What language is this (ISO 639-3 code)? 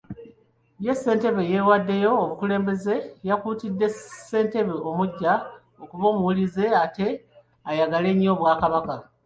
lug